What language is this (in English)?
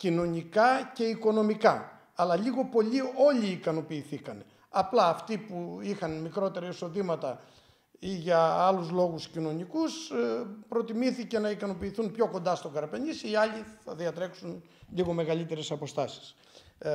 Greek